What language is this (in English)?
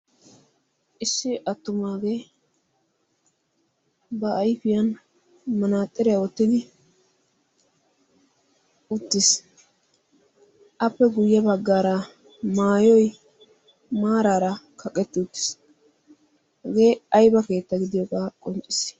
Wolaytta